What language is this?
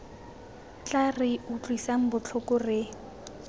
Tswana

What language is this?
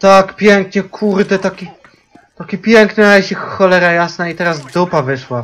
Polish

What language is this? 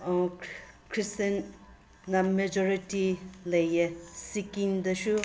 Manipuri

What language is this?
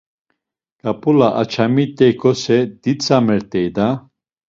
Laz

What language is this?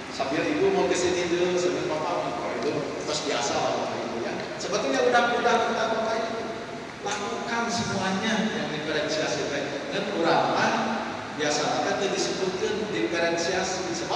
Indonesian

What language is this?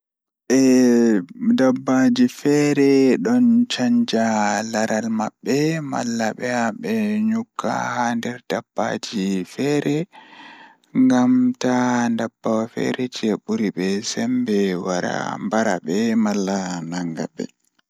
Fula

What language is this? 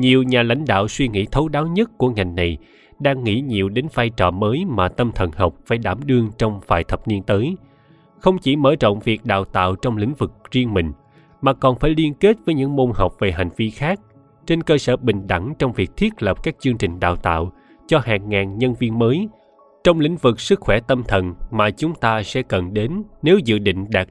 Vietnamese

